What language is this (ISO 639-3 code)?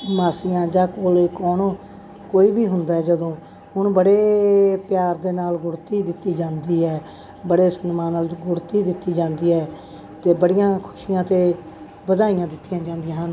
pan